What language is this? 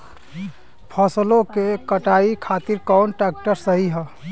Bhojpuri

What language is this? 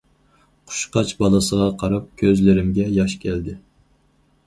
Uyghur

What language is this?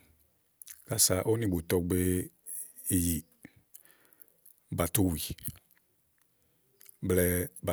Igo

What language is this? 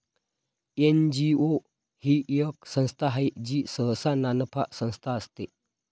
Marathi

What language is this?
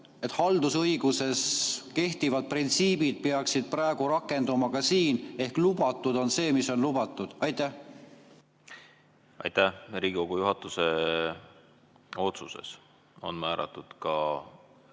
Estonian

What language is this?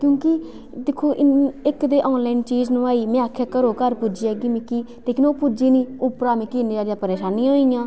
Dogri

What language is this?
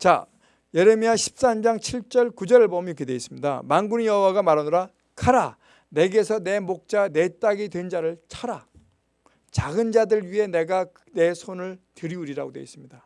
Korean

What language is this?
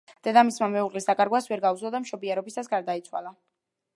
Georgian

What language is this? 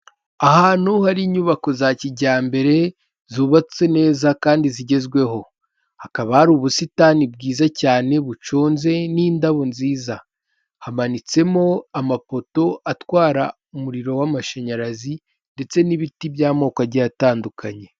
Kinyarwanda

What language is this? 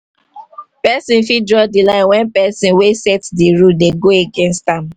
Nigerian Pidgin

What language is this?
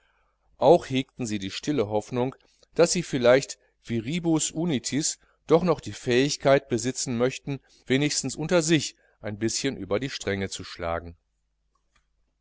German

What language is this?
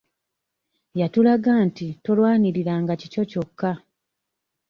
Ganda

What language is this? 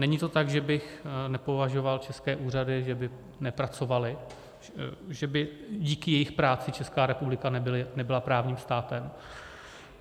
Czech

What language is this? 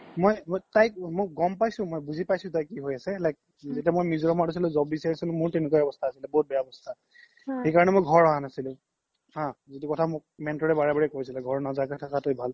Assamese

